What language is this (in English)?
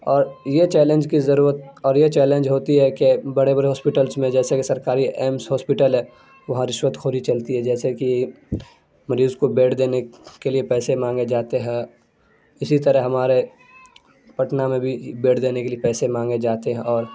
Urdu